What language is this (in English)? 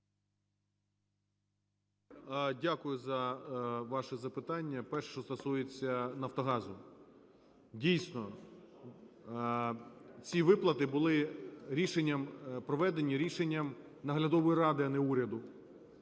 Ukrainian